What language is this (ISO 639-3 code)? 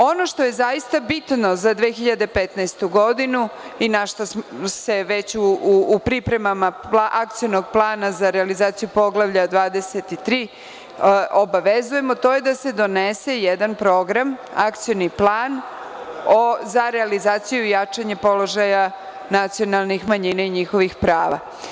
srp